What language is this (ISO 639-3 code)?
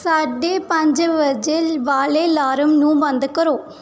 pan